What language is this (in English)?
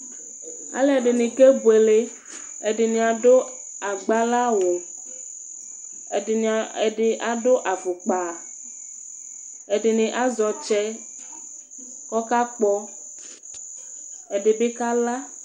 Ikposo